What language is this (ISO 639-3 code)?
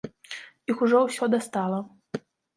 bel